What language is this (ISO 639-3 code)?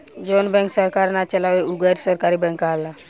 bho